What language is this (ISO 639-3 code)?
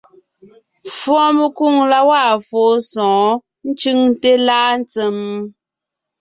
nnh